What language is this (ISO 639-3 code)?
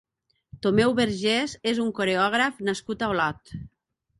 cat